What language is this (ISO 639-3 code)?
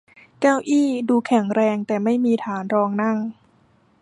tha